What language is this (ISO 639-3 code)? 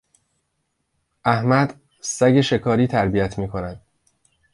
fas